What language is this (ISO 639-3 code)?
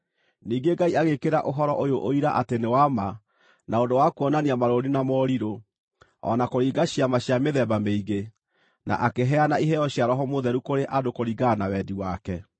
kik